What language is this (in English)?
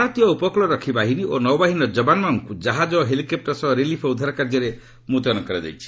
Odia